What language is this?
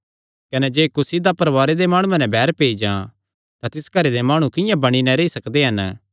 Kangri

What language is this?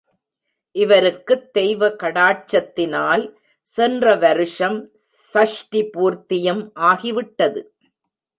Tamil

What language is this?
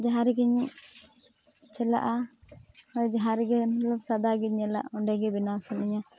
Santali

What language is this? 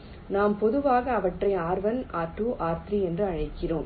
Tamil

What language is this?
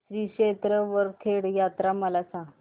Marathi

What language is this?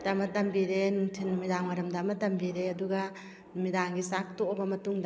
Manipuri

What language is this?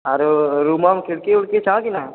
Maithili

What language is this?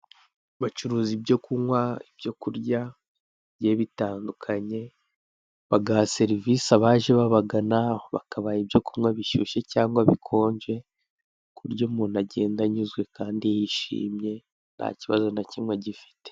Kinyarwanda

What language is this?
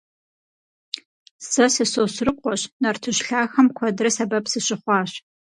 Kabardian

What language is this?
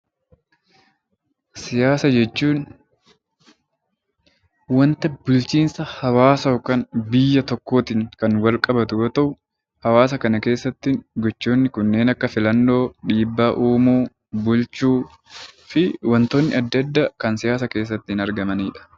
Oromo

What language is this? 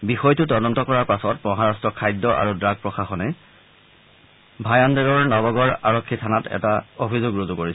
Assamese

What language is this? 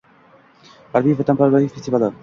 Uzbek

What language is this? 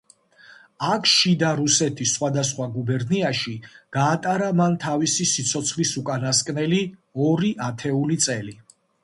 Georgian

